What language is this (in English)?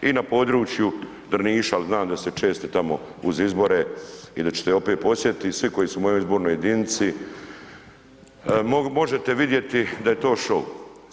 Croatian